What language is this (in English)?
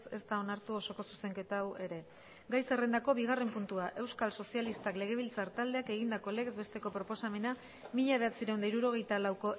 Basque